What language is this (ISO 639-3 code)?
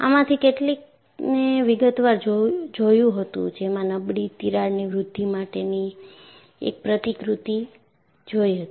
guj